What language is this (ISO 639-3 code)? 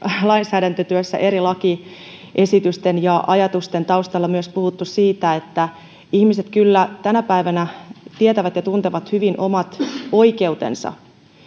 fin